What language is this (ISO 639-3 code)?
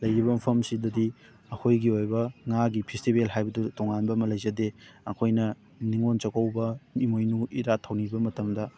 mni